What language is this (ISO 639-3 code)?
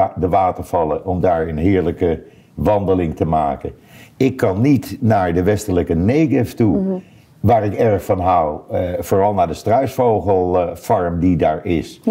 nld